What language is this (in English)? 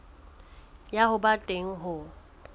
Southern Sotho